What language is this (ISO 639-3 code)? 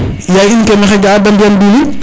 srr